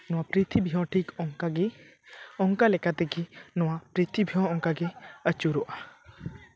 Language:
Santali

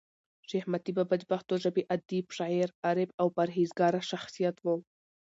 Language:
Pashto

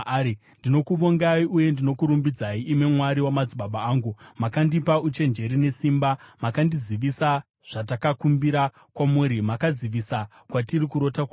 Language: Shona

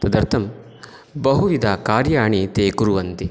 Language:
Sanskrit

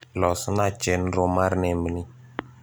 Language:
Luo (Kenya and Tanzania)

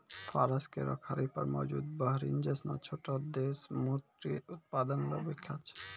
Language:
Maithili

